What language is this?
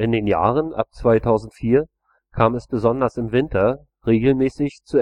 German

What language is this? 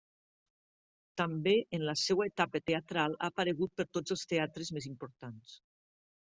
Catalan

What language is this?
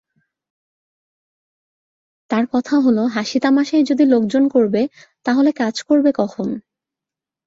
Bangla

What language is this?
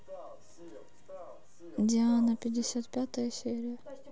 Russian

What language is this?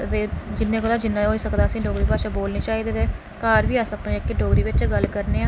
Dogri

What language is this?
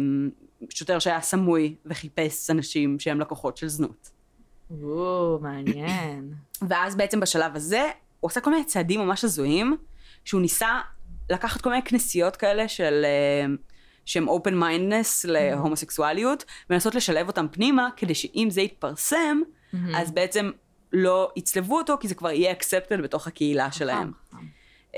Hebrew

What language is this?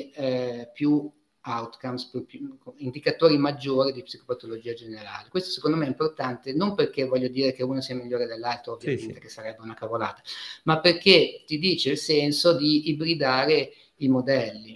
Italian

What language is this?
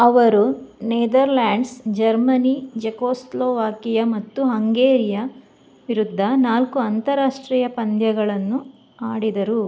Kannada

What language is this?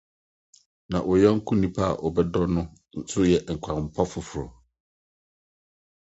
Akan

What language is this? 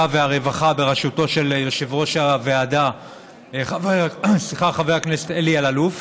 Hebrew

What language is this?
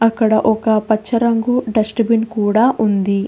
Telugu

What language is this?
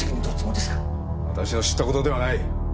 Japanese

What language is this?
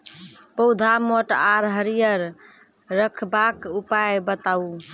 Maithili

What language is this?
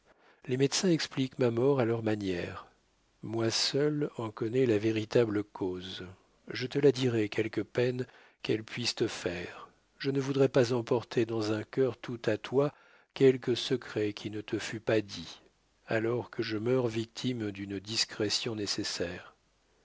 French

